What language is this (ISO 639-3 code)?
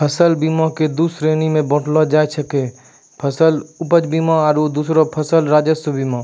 mai